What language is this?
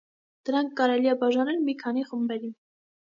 Armenian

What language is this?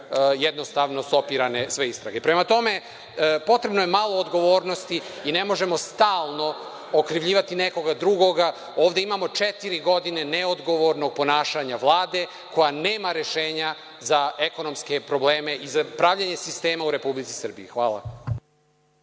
Serbian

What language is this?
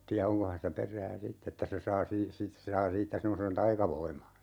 Finnish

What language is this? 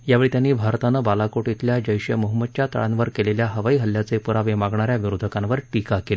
Marathi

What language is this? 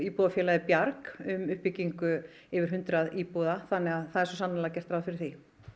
Icelandic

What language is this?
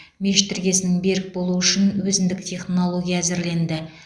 Kazakh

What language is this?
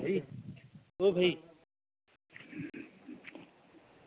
Dogri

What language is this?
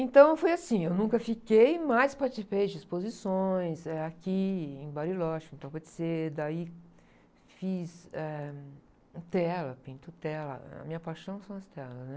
Portuguese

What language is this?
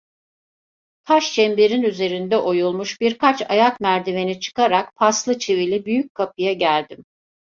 Turkish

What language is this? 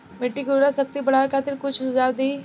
Bhojpuri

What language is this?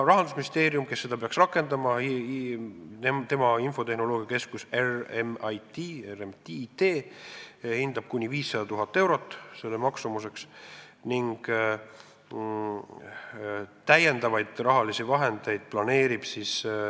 Estonian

